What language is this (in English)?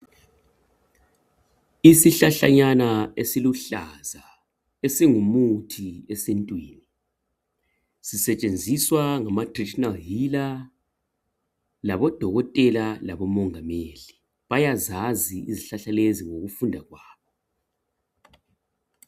North Ndebele